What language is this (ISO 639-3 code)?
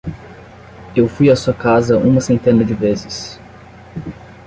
por